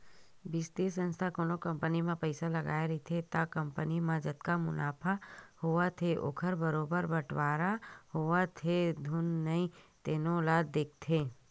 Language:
Chhattisgarhi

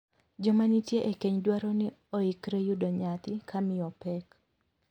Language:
Luo (Kenya and Tanzania)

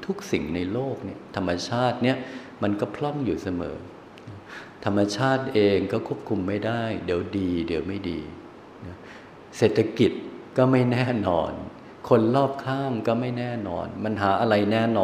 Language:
Thai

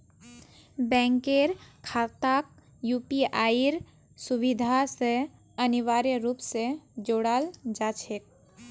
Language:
Magahi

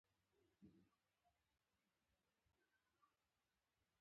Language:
Pashto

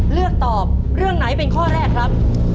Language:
Thai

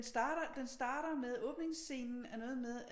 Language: Danish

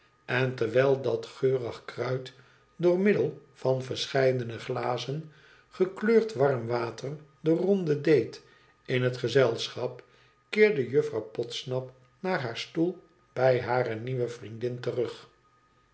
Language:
Dutch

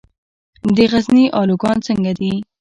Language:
Pashto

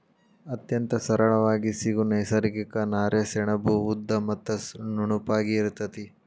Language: Kannada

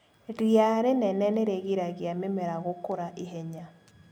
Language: Kikuyu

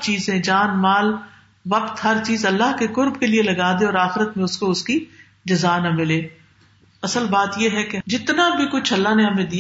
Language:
Urdu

